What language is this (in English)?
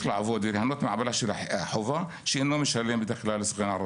Hebrew